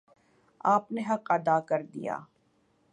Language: Urdu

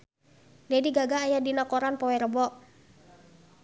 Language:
Sundanese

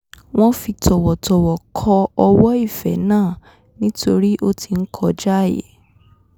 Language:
Yoruba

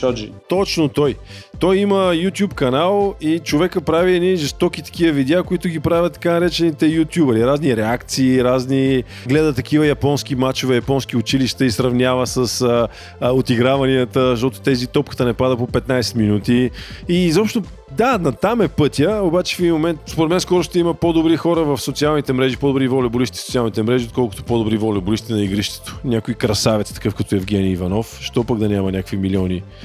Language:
Bulgarian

